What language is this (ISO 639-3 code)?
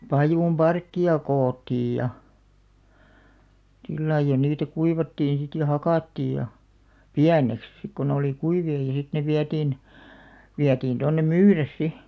fin